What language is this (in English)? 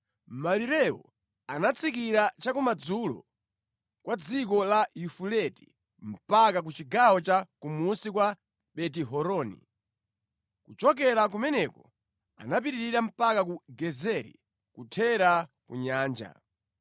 Nyanja